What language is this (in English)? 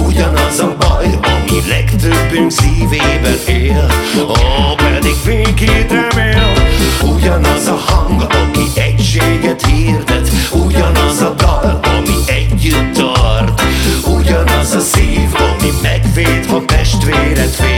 Hungarian